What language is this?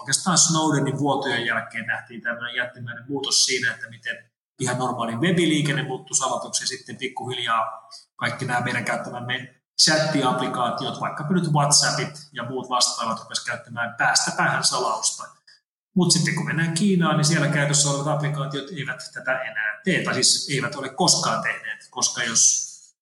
Finnish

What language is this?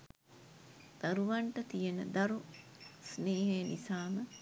Sinhala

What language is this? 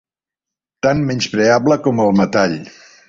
Catalan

